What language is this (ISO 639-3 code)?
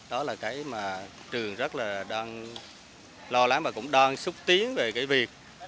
vie